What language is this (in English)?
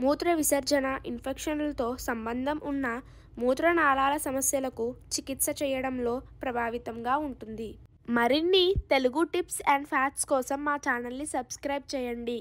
Telugu